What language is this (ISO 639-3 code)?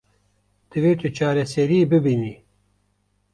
kur